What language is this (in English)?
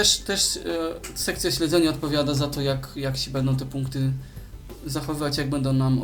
Polish